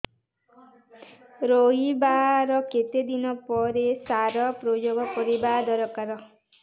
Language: Odia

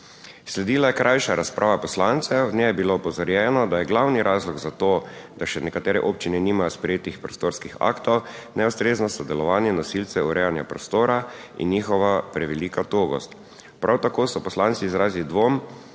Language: Slovenian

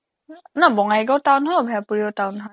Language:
Assamese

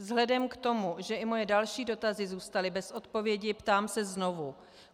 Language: Czech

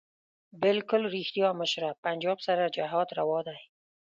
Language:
Pashto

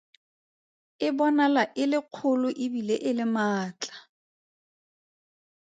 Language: Tswana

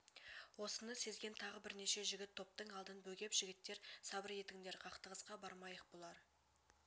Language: Kazakh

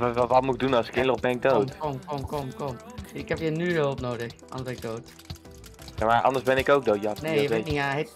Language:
Dutch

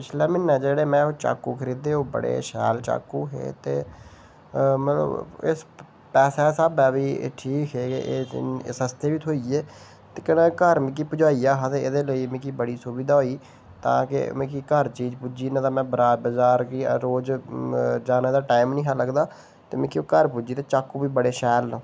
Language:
Dogri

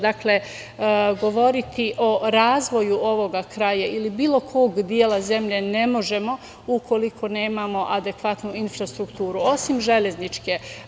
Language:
Serbian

